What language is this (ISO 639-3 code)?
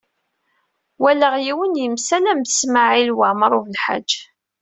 kab